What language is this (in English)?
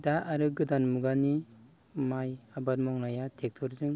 Bodo